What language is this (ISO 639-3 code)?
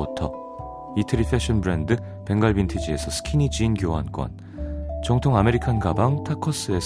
kor